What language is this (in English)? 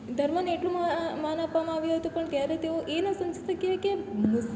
Gujarati